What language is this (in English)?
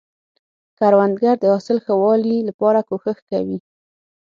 Pashto